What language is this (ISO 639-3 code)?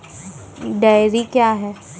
mai